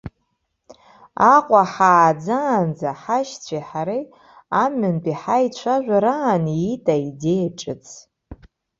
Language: Abkhazian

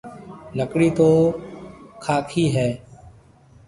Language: Marwari (Pakistan)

